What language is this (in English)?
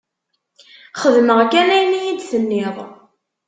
Kabyle